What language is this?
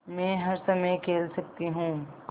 Hindi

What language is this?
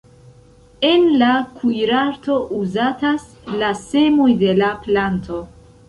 Esperanto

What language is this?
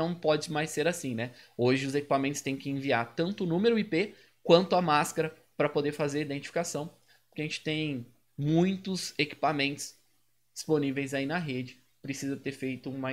Portuguese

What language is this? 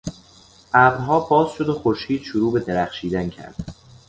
Persian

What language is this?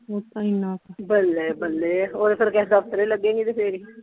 Punjabi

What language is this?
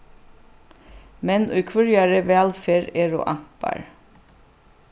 Faroese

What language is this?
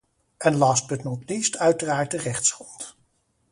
Dutch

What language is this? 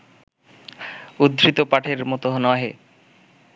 Bangla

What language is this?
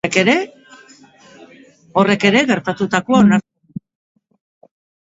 Basque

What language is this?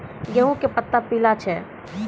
Maithili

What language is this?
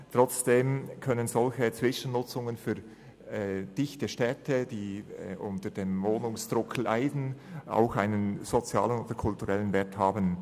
Swiss German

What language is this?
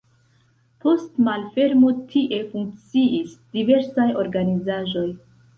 Esperanto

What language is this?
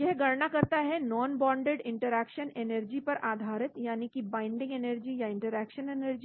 Hindi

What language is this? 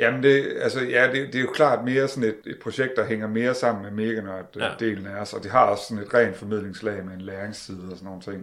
Danish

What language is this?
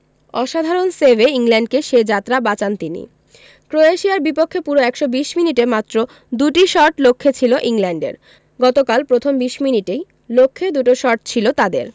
Bangla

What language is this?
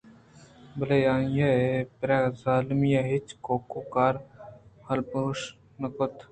Eastern Balochi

